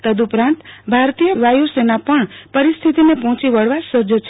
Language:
Gujarati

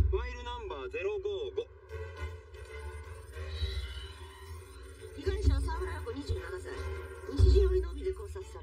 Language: Japanese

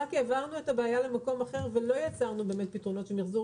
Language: Hebrew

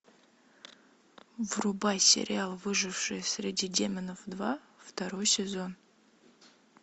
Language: Russian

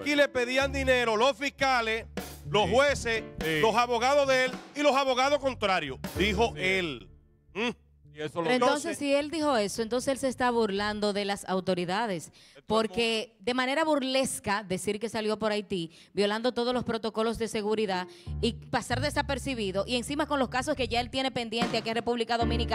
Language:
Spanish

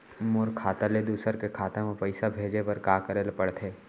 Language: Chhattisgarhi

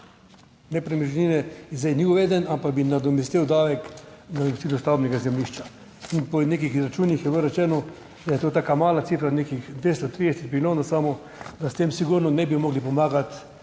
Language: Slovenian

